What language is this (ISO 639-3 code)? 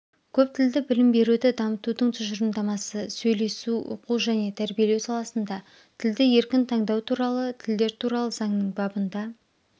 kaz